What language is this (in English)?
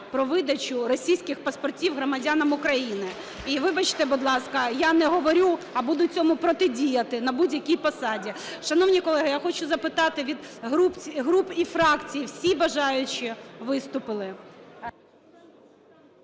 Ukrainian